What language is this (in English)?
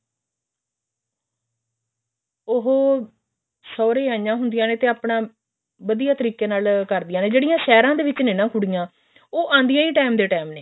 Punjabi